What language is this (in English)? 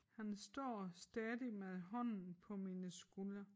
Danish